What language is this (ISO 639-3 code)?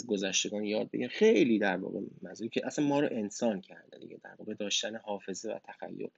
fas